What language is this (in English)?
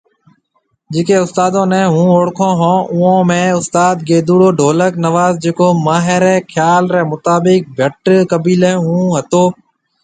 Marwari (Pakistan)